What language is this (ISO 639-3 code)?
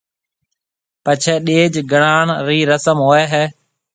mve